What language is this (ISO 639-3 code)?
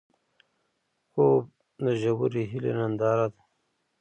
pus